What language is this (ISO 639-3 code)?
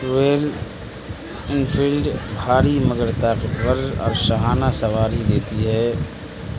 urd